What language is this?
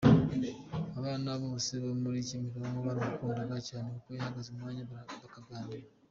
Kinyarwanda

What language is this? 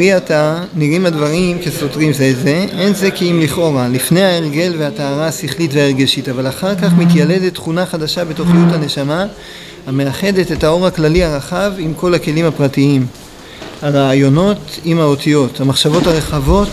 Hebrew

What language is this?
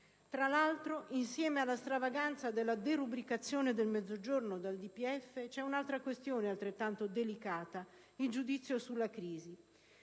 Italian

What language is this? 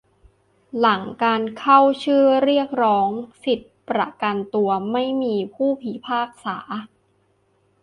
Thai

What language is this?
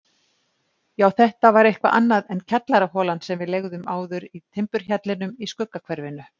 Icelandic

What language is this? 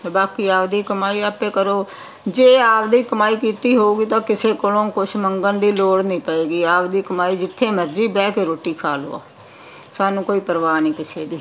Punjabi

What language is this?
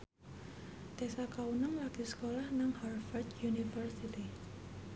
Javanese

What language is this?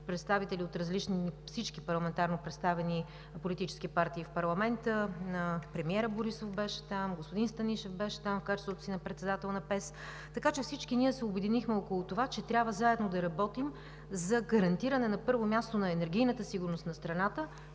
Bulgarian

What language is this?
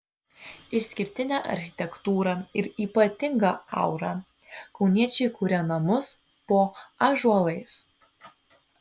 Lithuanian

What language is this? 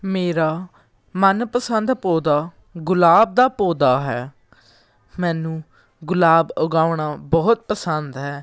Punjabi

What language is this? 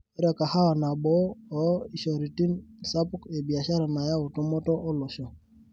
Masai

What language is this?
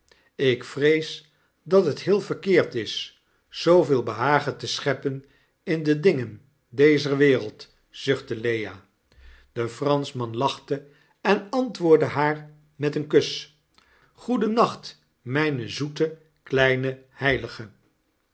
Dutch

